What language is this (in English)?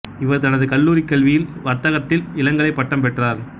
Tamil